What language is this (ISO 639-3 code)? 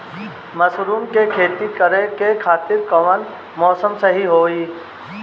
bho